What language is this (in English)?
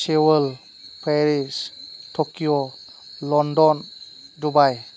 Bodo